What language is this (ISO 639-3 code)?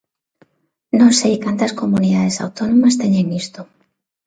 glg